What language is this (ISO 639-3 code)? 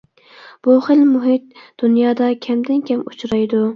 uig